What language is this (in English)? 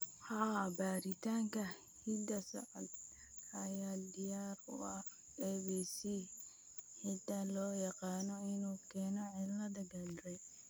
Somali